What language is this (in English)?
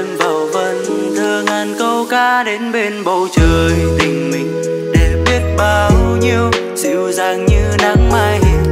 Vietnamese